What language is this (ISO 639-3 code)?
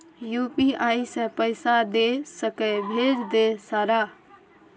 mai